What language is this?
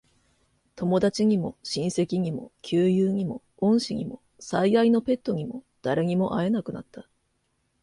Japanese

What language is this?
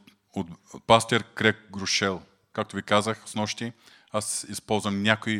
Bulgarian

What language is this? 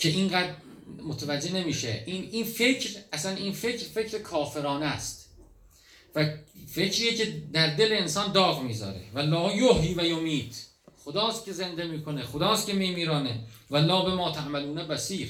Persian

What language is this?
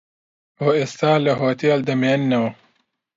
Central Kurdish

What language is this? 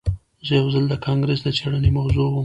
Pashto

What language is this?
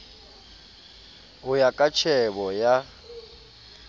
Southern Sotho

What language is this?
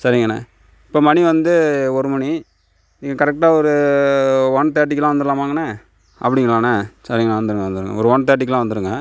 Tamil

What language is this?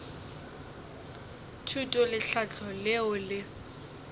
Northern Sotho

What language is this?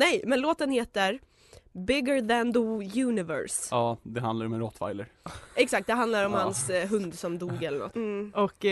Swedish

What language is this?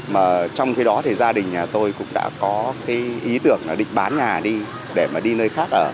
Vietnamese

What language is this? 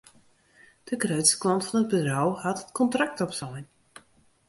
Western Frisian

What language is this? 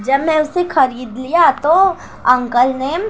Urdu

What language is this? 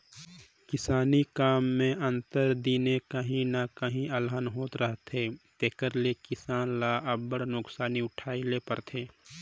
Chhattisgarhi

